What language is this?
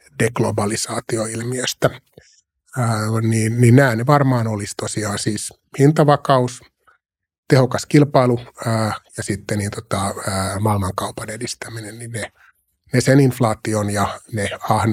Finnish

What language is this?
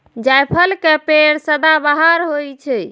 Maithili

